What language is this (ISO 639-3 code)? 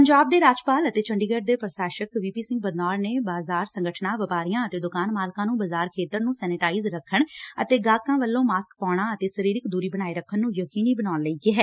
pan